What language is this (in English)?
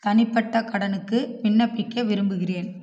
Tamil